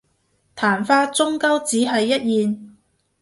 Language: Cantonese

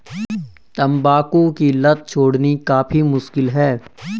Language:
Hindi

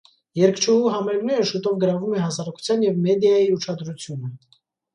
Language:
Armenian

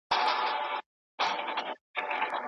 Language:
Pashto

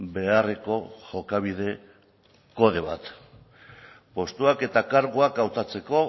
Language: Basque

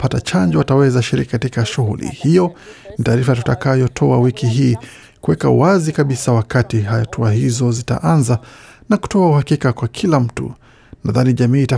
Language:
Swahili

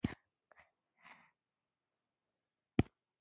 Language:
Pashto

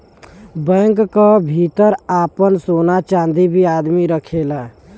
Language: Bhojpuri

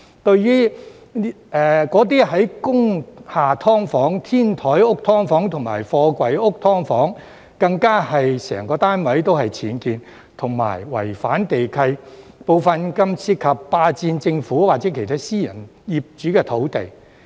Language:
Cantonese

